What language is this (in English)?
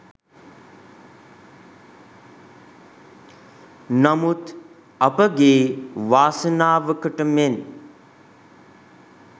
Sinhala